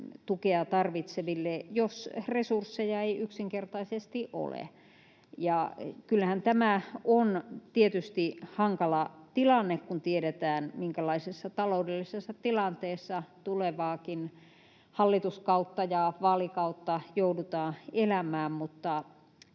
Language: Finnish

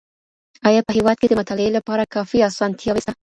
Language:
Pashto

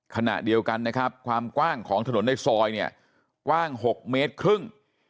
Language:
Thai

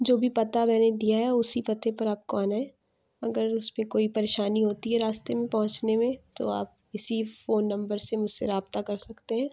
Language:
Urdu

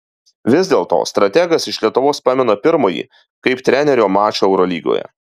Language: Lithuanian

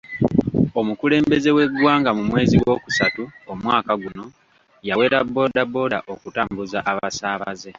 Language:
Ganda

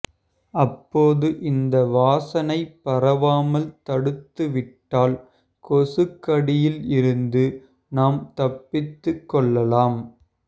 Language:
Tamil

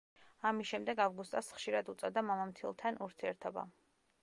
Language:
Georgian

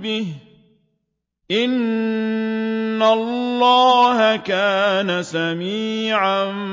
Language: Arabic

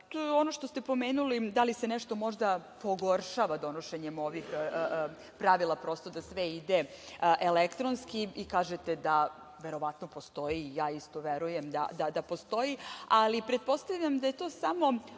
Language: Serbian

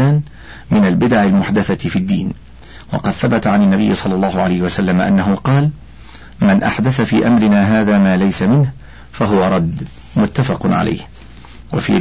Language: Arabic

